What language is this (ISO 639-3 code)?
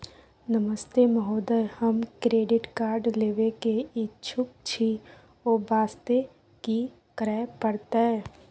mai